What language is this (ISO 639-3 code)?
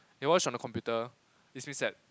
eng